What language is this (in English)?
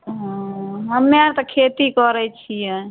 Maithili